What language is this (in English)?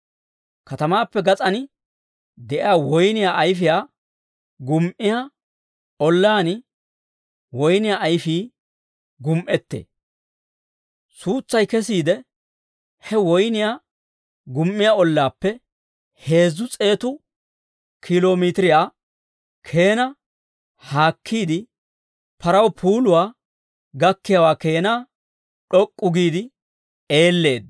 Dawro